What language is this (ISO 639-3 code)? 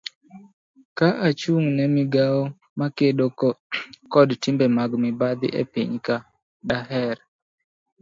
luo